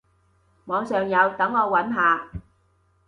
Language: Cantonese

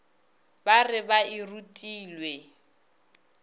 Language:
Northern Sotho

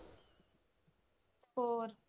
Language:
Punjabi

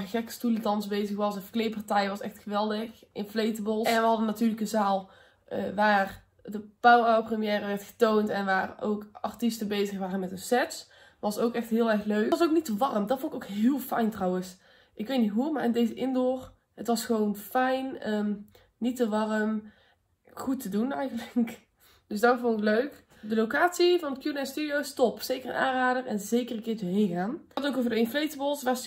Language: Dutch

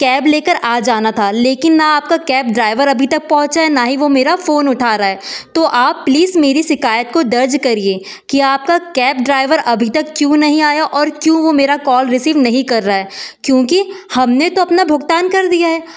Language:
Hindi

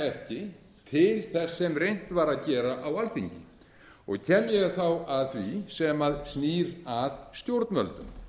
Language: Icelandic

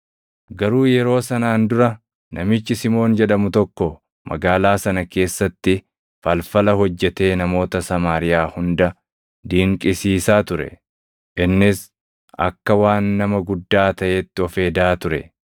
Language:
Oromo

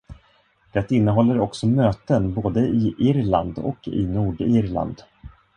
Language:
Swedish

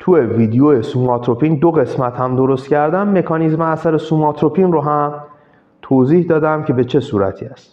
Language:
Persian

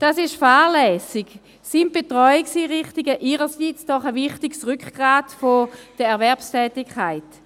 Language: Swiss German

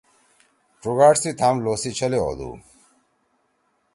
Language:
Torwali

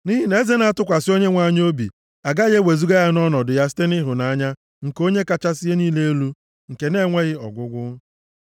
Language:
Igbo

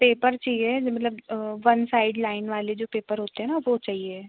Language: Hindi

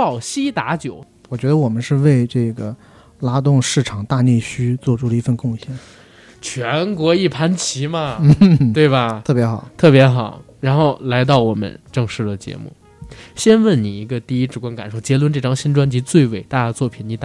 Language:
Chinese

